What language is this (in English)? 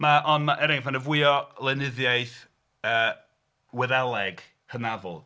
Welsh